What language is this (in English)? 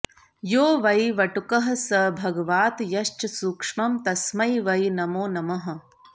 Sanskrit